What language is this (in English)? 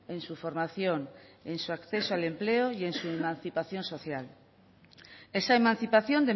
Spanish